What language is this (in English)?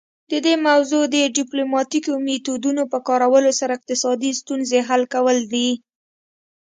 Pashto